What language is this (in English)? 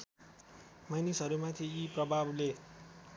Nepali